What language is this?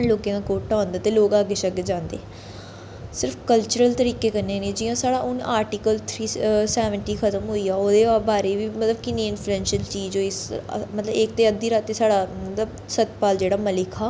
Dogri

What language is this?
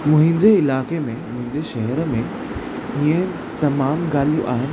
Sindhi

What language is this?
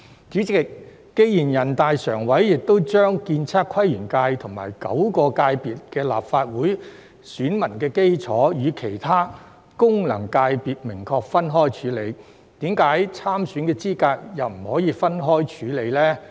Cantonese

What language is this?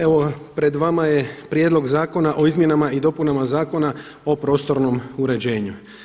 Croatian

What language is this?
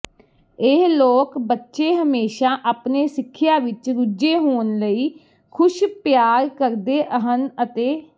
Punjabi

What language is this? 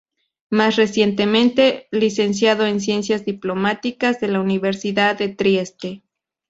Spanish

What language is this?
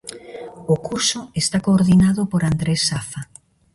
Galician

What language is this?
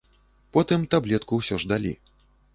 Belarusian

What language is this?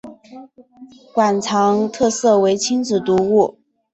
Chinese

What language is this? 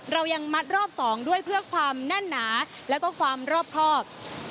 Thai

